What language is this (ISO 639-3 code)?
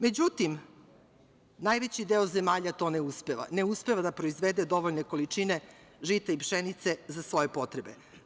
srp